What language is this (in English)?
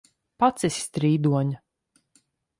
Latvian